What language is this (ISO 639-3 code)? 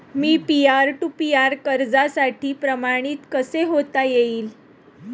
mar